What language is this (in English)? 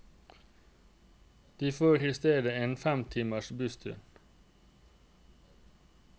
Norwegian